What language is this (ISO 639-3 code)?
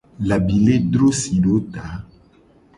gej